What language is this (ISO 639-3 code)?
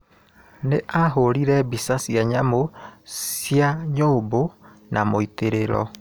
kik